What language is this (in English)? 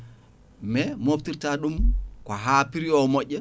Fula